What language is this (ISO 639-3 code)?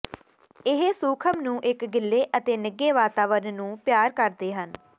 pan